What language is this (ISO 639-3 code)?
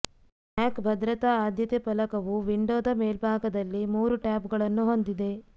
kan